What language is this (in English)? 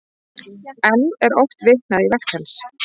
Icelandic